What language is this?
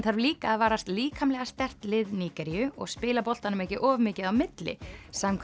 Icelandic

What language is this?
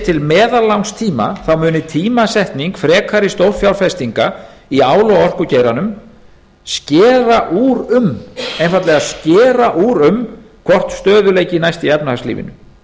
Icelandic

